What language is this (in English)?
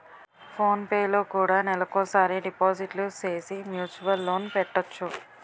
Telugu